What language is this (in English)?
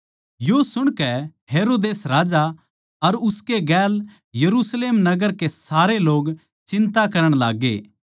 Haryanvi